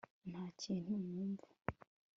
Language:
Kinyarwanda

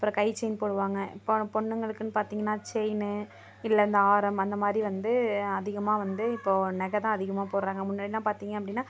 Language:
Tamil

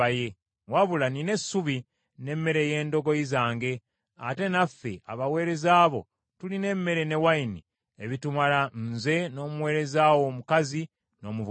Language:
Ganda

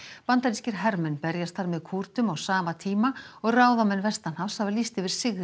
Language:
Icelandic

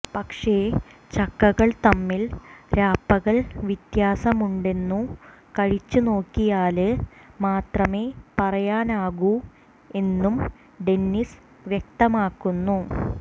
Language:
Malayalam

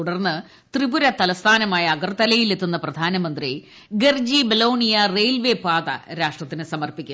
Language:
Malayalam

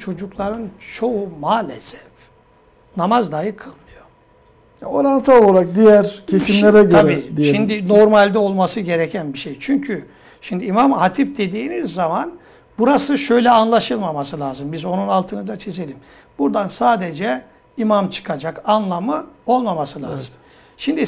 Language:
Turkish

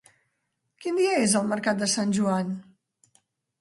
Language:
Catalan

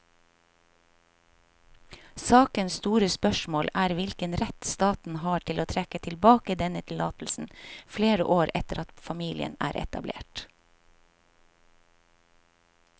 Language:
Norwegian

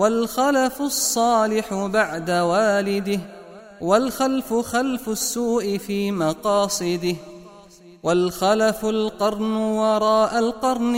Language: Arabic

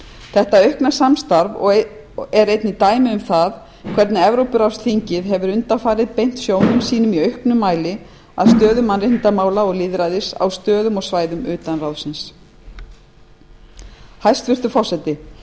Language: Icelandic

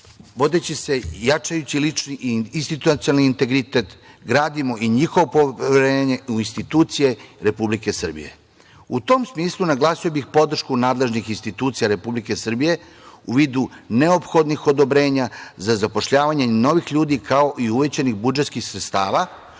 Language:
Serbian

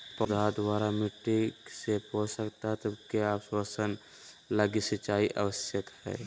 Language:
Magahi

